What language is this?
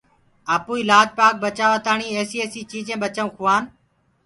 Gurgula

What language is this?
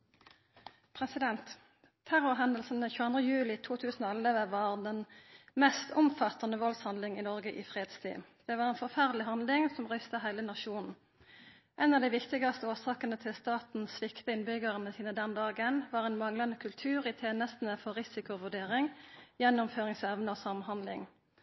Norwegian Nynorsk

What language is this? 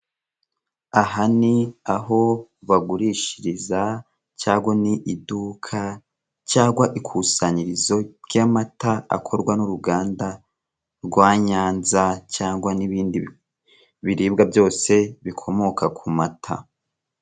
Kinyarwanda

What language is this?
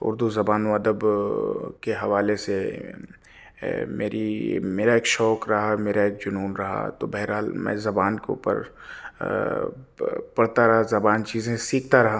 Urdu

